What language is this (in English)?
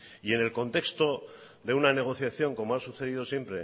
Spanish